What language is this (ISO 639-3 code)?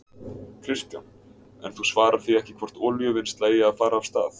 isl